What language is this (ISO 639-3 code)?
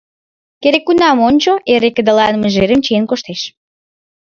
chm